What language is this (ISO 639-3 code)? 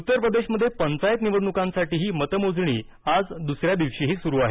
mar